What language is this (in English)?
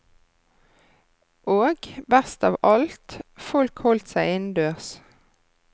Norwegian